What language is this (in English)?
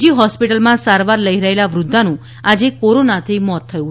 Gujarati